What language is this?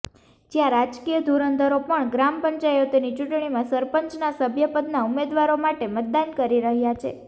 Gujarati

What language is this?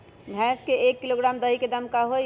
Magahi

